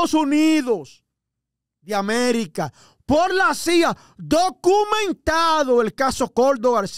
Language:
Spanish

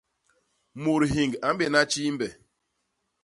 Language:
Basaa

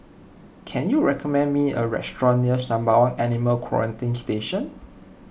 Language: English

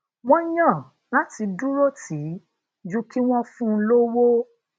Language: Yoruba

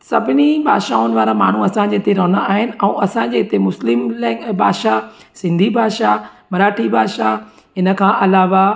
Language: Sindhi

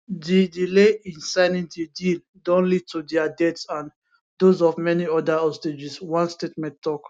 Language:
Nigerian Pidgin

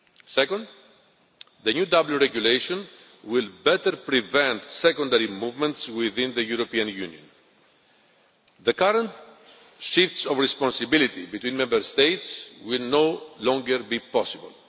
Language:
English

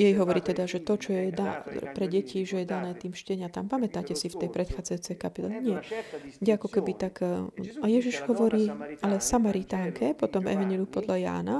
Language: Slovak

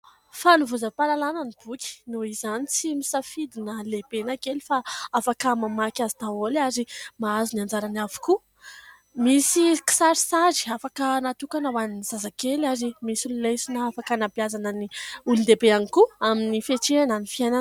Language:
Malagasy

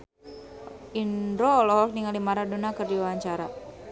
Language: Sundanese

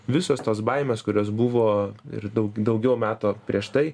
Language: Lithuanian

